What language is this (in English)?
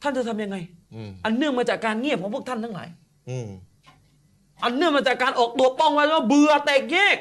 Thai